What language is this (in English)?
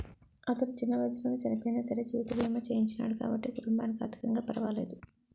Telugu